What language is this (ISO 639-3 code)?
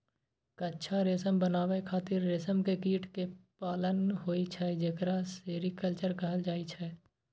mai